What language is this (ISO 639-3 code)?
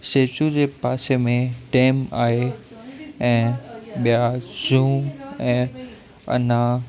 snd